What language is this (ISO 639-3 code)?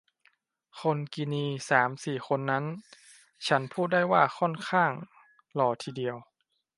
tha